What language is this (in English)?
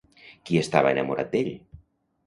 Catalan